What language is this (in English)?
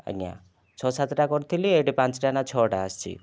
Odia